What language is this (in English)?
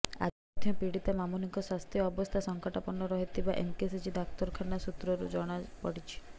Odia